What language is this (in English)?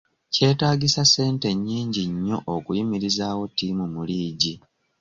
Ganda